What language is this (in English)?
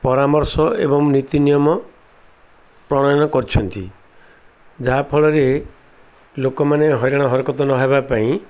Odia